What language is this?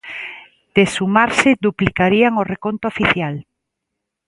Galician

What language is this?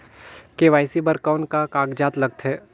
Chhattisgarhi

